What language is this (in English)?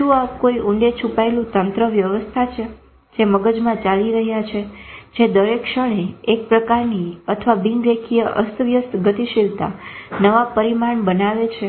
Gujarati